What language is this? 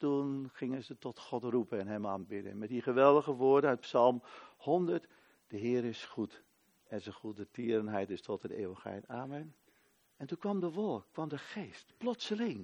Dutch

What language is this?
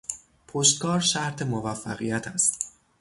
Persian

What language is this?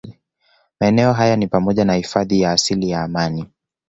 Swahili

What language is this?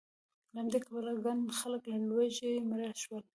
Pashto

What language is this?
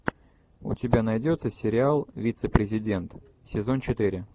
Russian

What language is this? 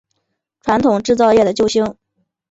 Chinese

